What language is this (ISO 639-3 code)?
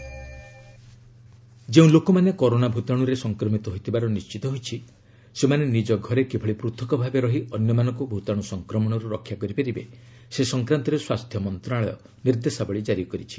ori